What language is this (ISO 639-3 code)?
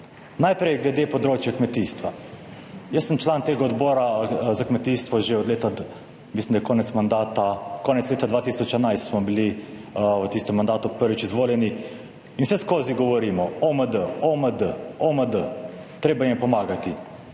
slv